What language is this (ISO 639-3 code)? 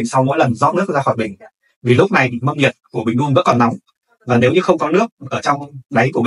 vie